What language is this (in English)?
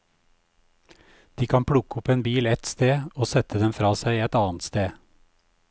Norwegian